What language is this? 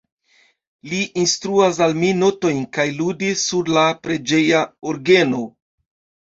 Esperanto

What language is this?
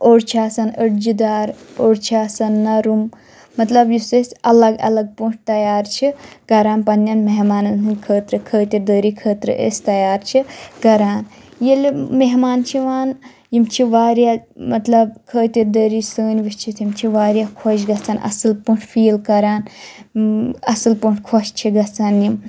Kashmiri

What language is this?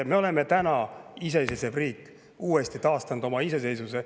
Estonian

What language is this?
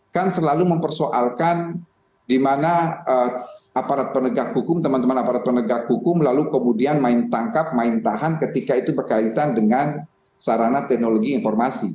Indonesian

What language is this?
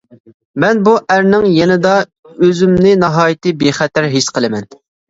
Uyghur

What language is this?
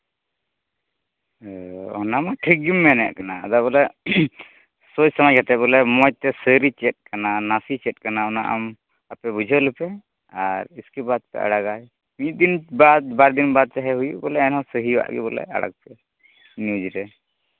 Santali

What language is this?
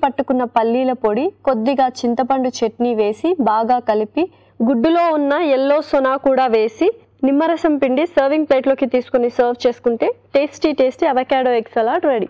Romanian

